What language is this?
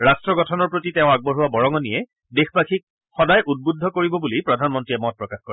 Assamese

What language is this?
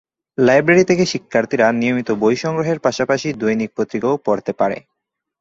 Bangla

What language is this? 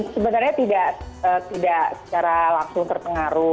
Indonesian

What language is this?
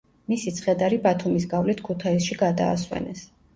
Georgian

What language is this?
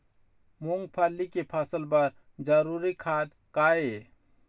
Chhattisgarhi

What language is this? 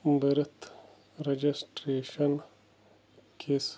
Kashmiri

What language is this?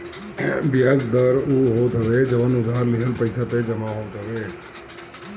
Bhojpuri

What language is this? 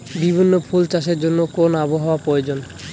Bangla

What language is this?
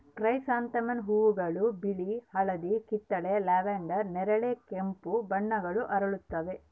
Kannada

